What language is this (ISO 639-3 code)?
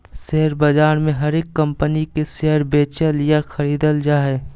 mag